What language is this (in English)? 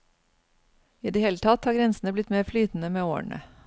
Norwegian